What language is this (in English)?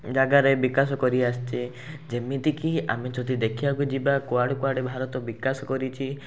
Odia